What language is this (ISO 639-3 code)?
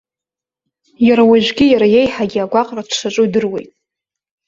abk